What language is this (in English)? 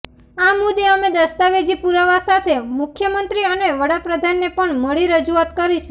Gujarati